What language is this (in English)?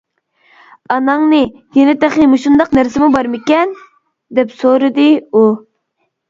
Uyghur